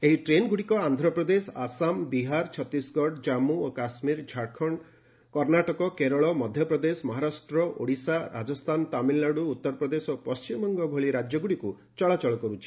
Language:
Odia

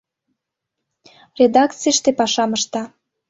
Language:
Mari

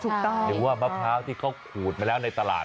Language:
Thai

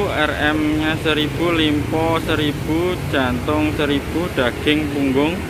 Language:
Indonesian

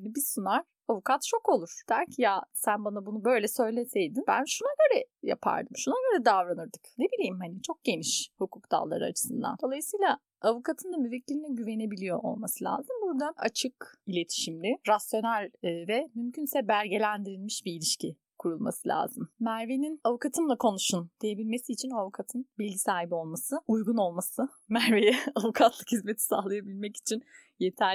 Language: Turkish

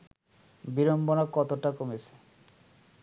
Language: Bangla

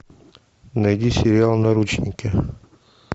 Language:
Russian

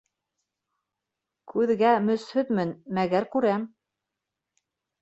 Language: Bashkir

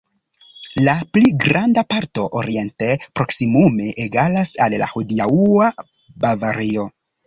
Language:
Esperanto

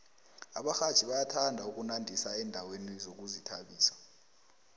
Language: South Ndebele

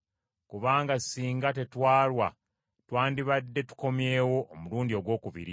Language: Ganda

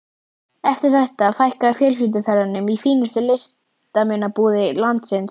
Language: Icelandic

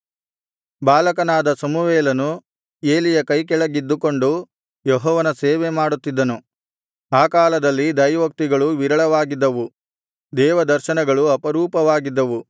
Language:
Kannada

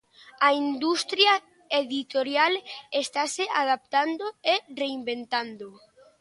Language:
Galician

